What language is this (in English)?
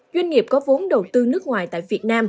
Vietnamese